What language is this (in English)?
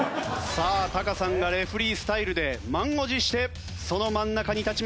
Japanese